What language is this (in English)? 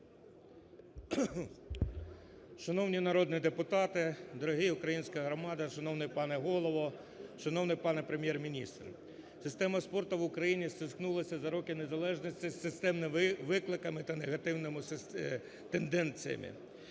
Ukrainian